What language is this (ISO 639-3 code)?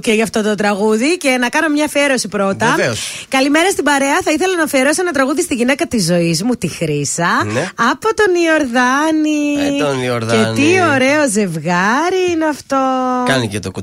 ell